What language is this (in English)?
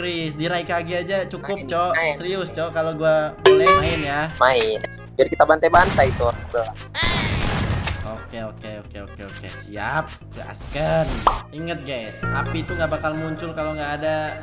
Indonesian